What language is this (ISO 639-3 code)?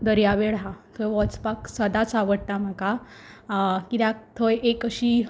kok